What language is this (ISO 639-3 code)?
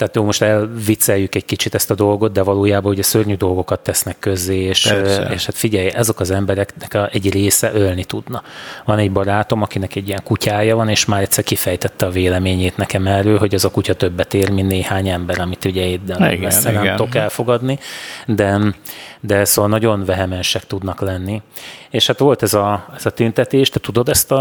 hun